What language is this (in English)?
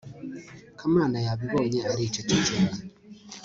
Kinyarwanda